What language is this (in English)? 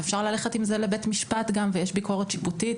Hebrew